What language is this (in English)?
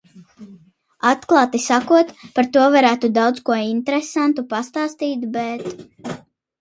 Latvian